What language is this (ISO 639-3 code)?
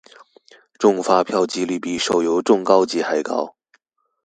zho